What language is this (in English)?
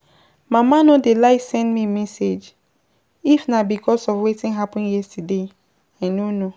Nigerian Pidgin